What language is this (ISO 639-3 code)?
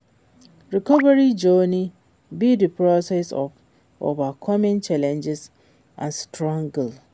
pcm